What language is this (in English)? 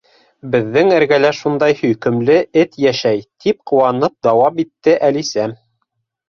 Bashkir